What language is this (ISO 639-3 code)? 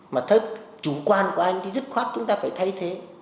vie